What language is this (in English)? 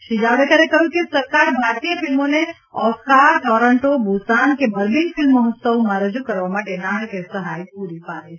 Gujarati